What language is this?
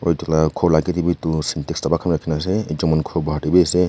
Naga Pidgin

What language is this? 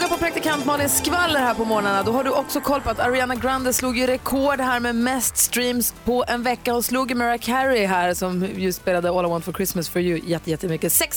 Swedish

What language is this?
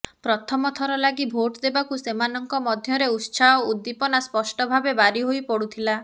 Odia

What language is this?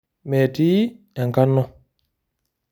Masai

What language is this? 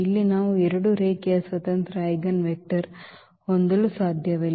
Kannada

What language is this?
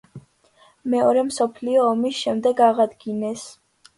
Georgian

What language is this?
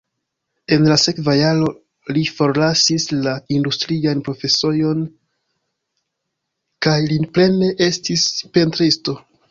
Esperanto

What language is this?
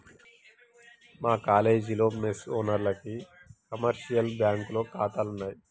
Telugu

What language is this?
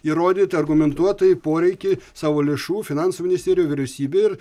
Lithuanian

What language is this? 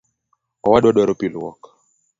Luo (Kenya and Tanzania)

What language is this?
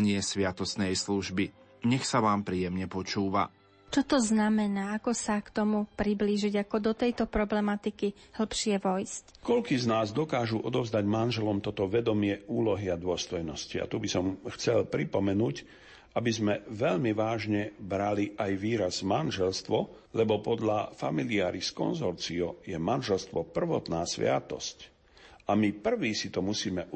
Slovak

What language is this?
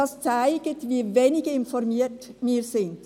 Swiss German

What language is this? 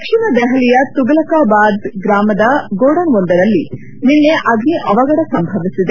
Kannada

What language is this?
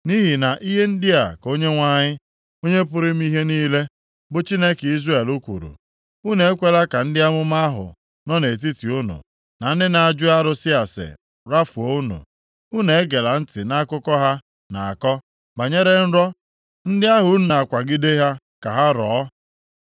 Igbo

